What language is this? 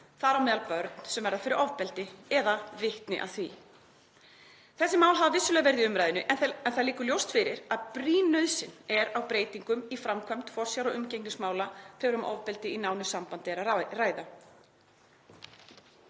Icelandic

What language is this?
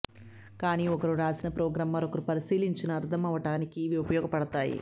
Telugu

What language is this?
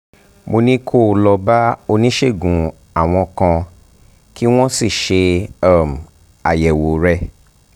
Yoruba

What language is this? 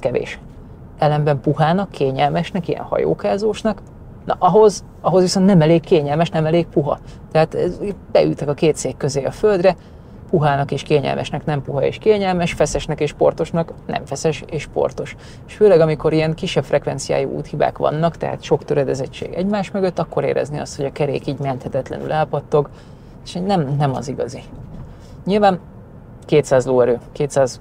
Hungarian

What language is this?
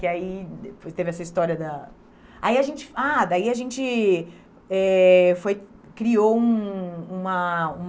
Portuguese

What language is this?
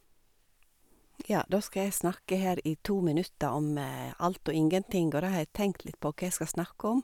Norwegian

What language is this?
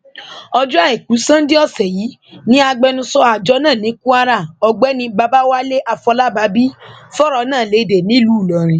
Yoruba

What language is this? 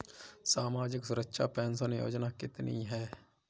Hindi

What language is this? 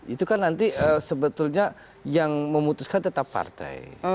Indonesian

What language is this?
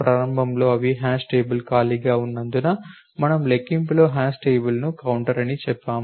Telugu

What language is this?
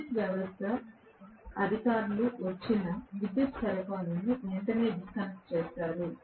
Telugu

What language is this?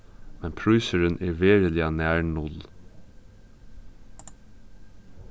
Faroese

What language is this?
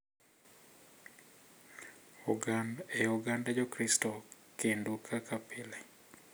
Luo (Kenya and Tanzania)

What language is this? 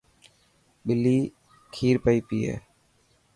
Dhatki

